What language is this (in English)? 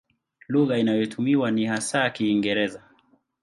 Swahili